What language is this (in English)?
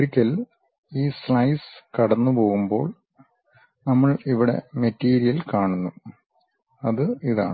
Malayalam